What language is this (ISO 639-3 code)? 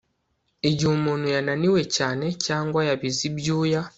kin